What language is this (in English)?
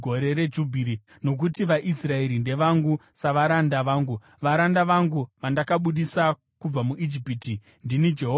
Shona